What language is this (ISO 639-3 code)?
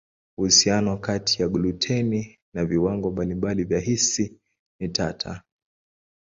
swa